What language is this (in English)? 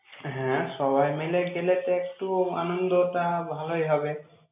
Bangla